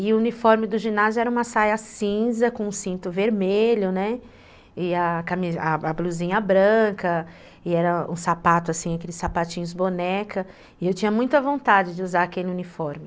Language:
Portuguese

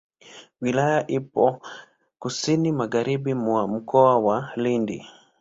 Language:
Swahili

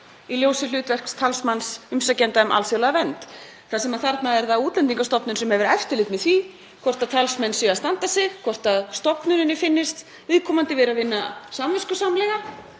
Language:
Icelandic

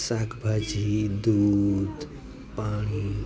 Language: Gujarati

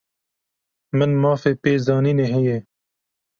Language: Kurdish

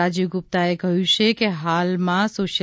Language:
Gujarati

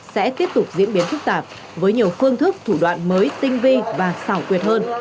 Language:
Vietnamese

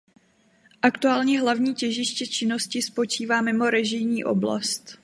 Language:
Czech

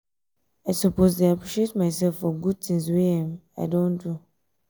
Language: Nigerian Pidgin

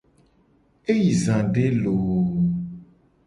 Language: Gen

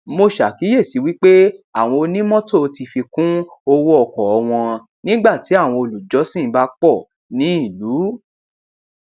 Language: Yoruba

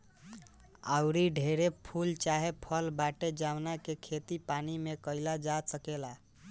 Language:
Bhojpuri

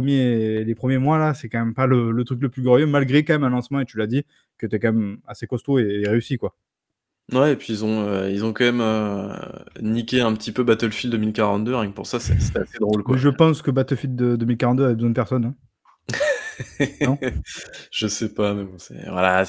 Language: French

